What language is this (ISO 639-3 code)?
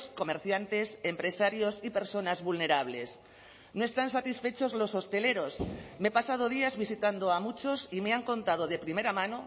spa